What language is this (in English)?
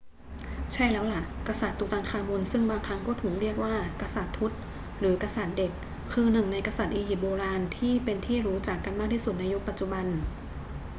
Thai